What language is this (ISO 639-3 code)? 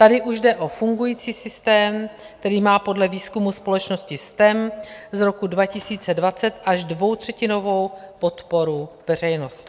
ces